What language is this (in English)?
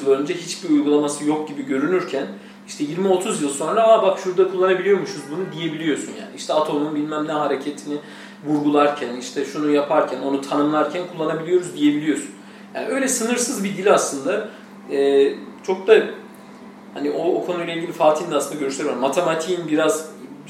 Turkish